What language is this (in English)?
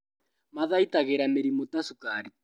Kikuyu